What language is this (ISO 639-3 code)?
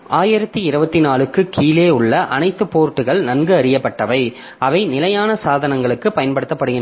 tam